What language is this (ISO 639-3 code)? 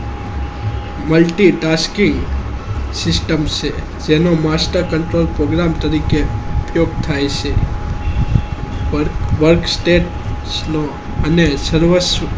guj